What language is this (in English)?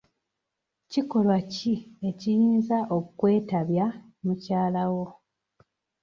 Ganda